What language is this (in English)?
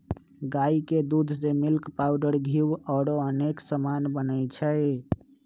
Magahi